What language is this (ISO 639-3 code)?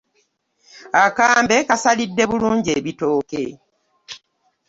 lug